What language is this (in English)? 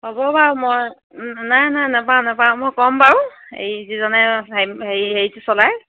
Assamese